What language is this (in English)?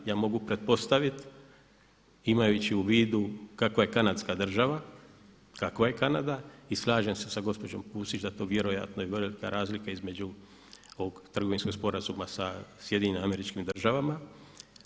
Croatian